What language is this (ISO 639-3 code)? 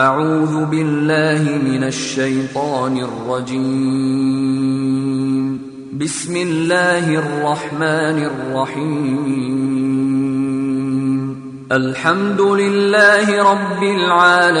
mal